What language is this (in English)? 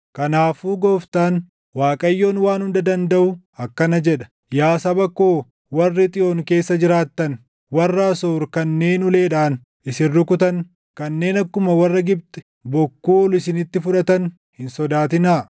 Oromo